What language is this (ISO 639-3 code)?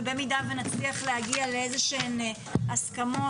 heb